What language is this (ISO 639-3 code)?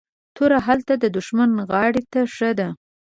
pus